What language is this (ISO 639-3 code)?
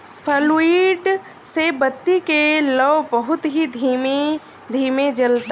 bho